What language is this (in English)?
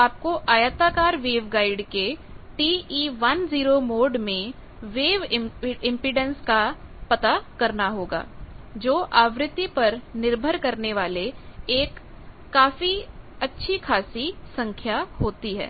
Hindi